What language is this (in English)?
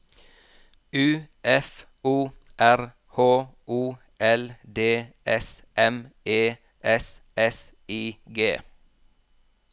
Norwegian